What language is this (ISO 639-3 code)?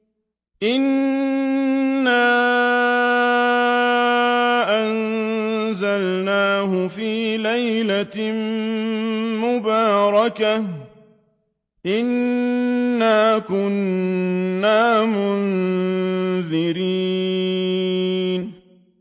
ara